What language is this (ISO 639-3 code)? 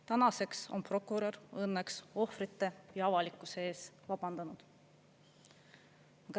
est